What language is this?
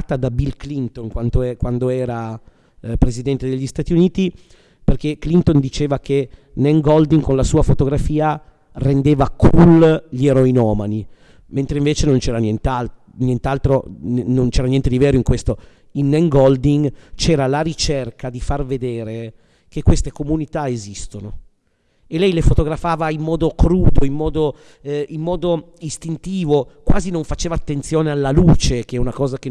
Italian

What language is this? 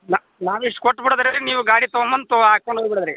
Kannada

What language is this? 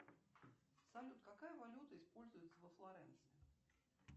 Russian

